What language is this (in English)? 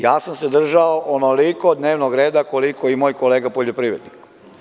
Serbian